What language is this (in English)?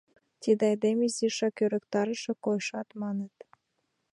Mari